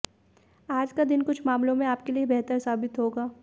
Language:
Hindi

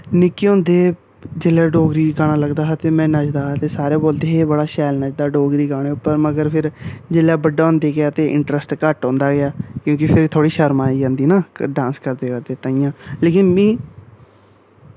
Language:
Dogri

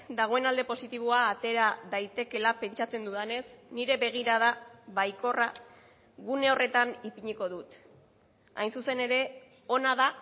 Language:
Basque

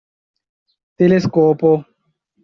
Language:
Esperanto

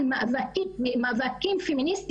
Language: Hebrew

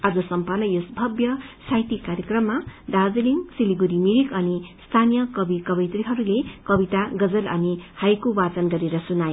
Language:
Nepali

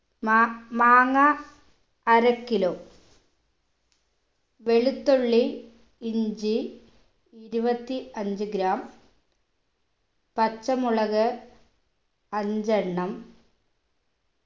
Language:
Malayalam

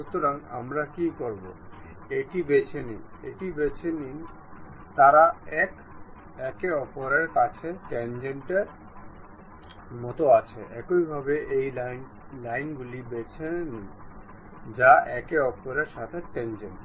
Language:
Bangla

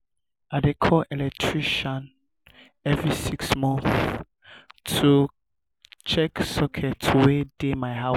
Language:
Nigerian Pidgin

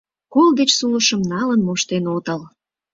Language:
Mari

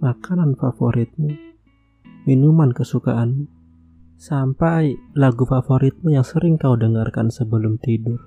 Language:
Indonesian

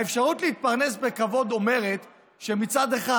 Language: Hebrew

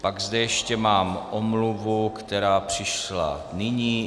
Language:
Czech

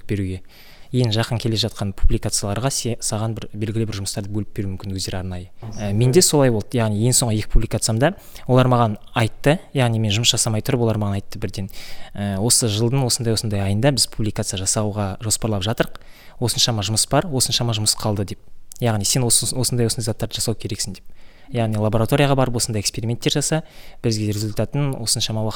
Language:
Russian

